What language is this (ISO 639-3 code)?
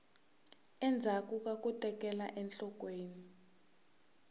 tso